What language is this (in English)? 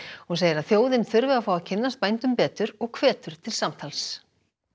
Icelandic